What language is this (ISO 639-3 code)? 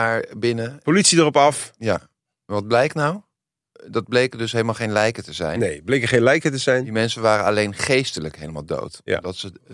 nld